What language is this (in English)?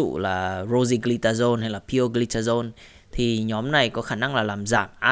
Vietnamese